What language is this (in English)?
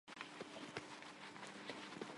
Armenian